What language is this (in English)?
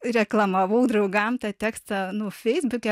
Lithuanian